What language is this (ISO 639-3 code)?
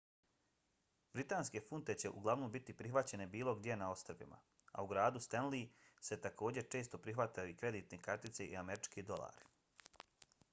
bos